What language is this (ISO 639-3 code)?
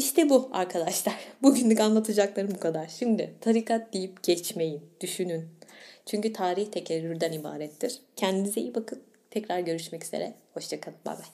tur